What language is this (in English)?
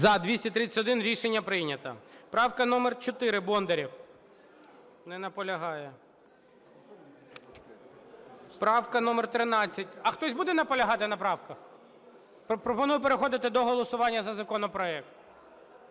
Ukrainian